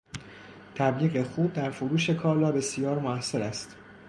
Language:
Persian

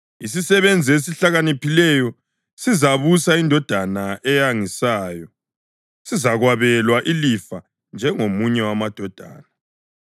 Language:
North Ndebele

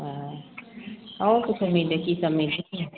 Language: Maithili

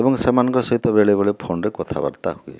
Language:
Odia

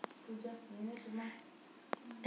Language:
Kannada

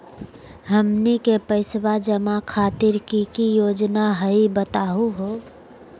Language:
Magahi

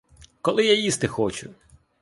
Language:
Ukrainian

